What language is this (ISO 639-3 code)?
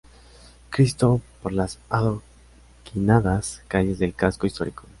spa